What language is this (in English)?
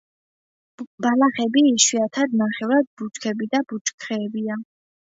Georgian